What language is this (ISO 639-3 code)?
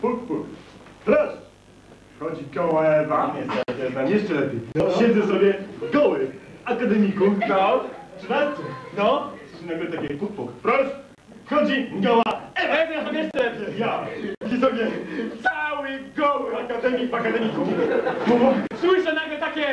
pol